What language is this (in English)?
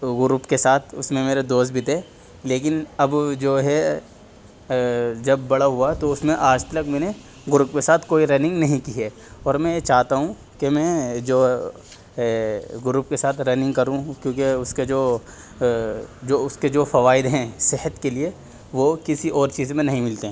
Urdu